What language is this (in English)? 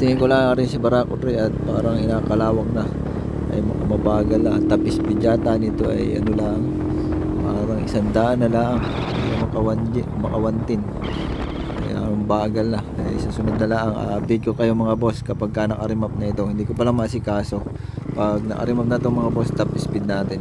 Filipino